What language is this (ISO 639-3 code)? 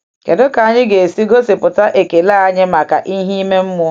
ibo